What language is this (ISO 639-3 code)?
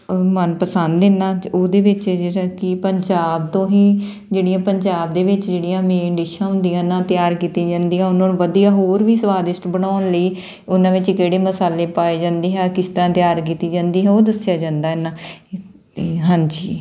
pan